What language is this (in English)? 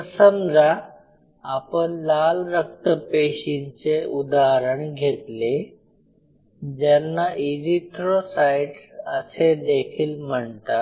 Marathi